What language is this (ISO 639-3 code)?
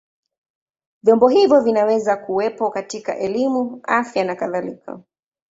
swa